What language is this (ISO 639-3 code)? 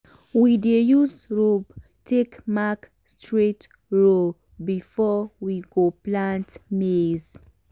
pcm